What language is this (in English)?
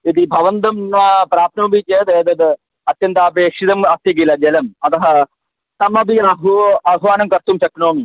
Sanskrit